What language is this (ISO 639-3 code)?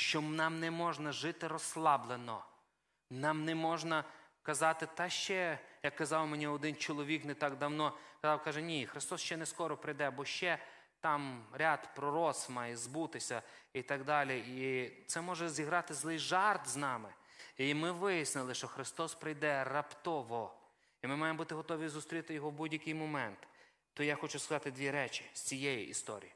ukr